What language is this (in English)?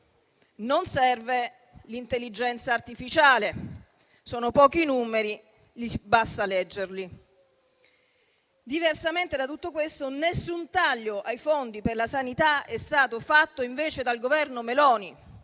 Italian